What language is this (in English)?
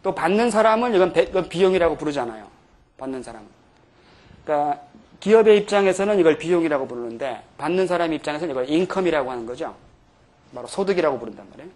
Korean